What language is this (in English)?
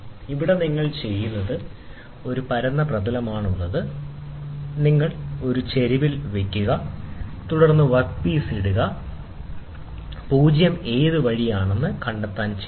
Malayalam